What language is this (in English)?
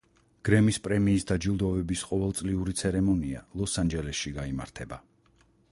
Georgian